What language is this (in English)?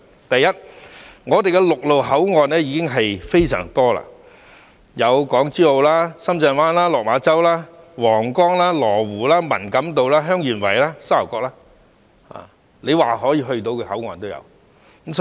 Cantonese